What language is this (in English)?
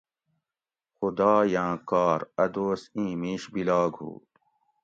Gawri